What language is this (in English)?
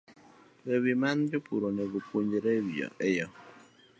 Luo (Kenya and Tanzania)